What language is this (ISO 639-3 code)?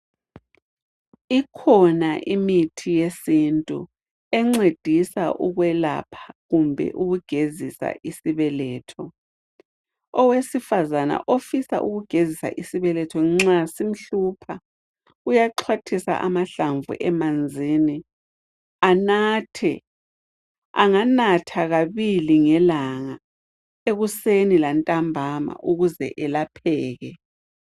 nde